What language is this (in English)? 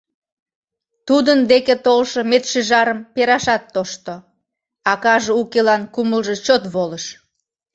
Mari